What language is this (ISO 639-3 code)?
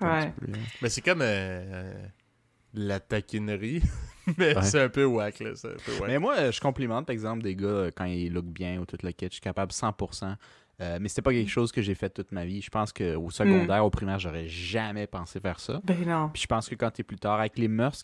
fra